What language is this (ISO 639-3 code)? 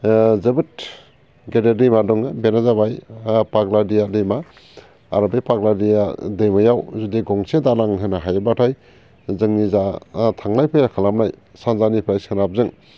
brx